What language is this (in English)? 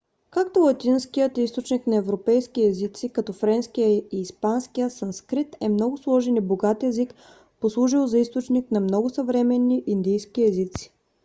Bulgarian